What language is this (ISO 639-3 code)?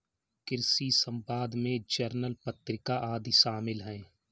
hin